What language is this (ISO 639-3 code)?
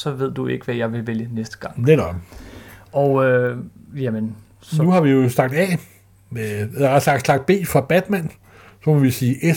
dan